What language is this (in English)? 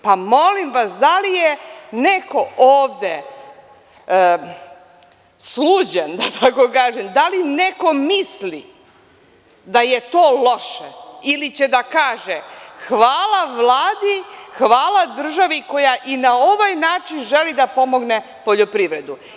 Serbian